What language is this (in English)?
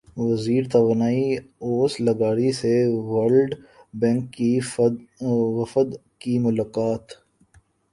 Urdu